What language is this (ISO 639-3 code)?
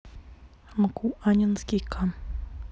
rus